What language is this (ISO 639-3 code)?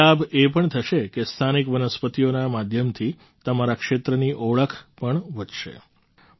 guj